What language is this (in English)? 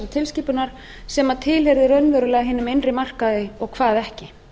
Icelandic